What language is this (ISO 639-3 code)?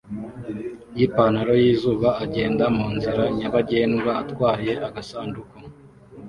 kin